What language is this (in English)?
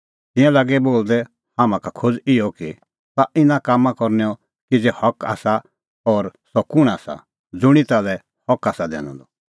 Kullu Pahari